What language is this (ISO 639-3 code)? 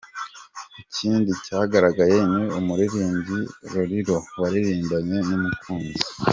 kin